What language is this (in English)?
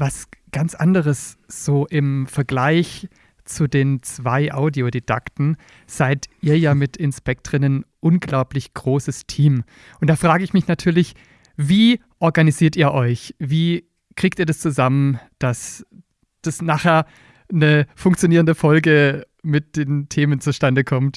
German